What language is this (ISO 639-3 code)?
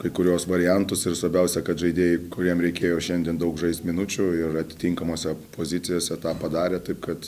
lit